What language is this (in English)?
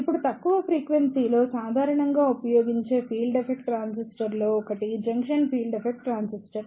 Telugu